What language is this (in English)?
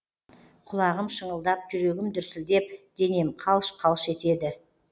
Kazakh